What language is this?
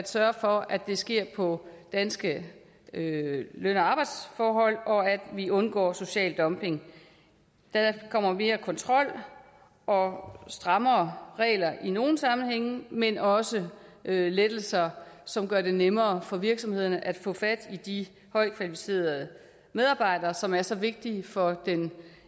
Danish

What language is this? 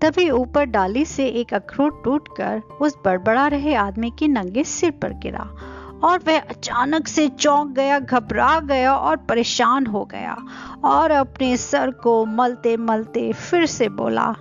Hindi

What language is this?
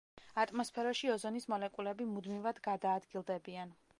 Georgian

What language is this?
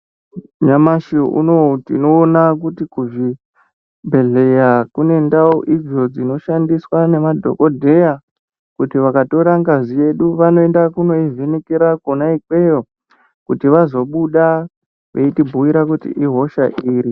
Ndau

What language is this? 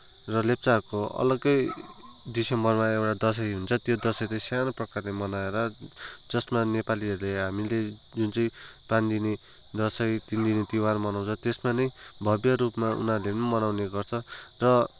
Nepali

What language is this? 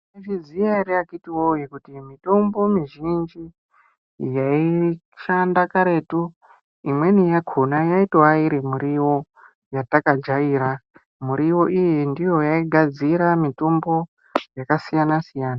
Ndau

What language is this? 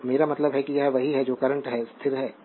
Hindi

